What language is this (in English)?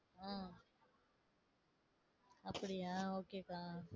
Tamil